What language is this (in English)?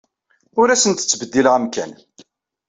Kabyle